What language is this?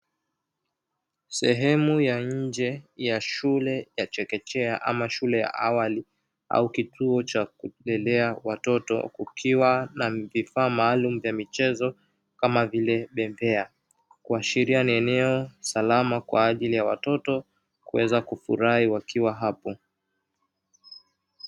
Swahili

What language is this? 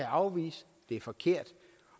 Danish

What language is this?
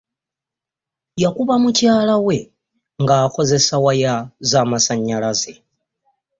Ganda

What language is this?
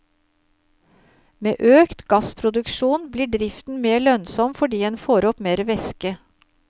Norwegian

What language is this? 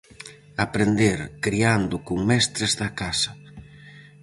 Galician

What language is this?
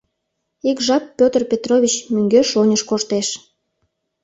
Mari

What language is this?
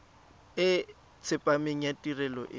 Tswana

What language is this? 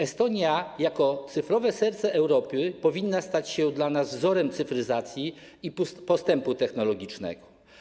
Polish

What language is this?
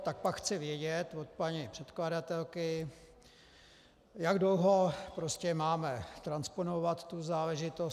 Czech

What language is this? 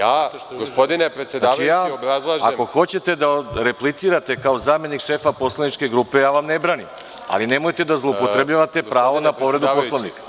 Serbian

